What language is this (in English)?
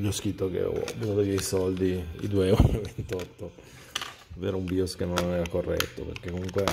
Italian